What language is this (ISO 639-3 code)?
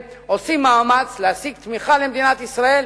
heb